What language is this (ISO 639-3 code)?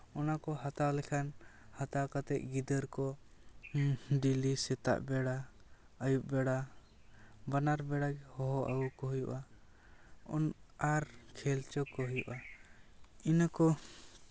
sat